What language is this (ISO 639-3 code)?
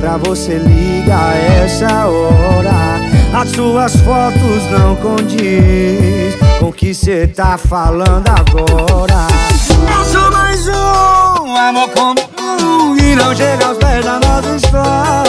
ron